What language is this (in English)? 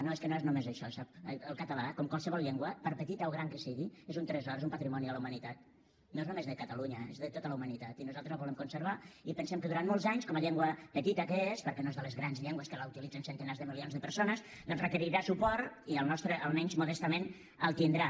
Catalan